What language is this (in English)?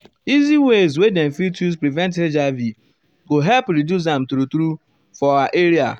Nigerian Pidgin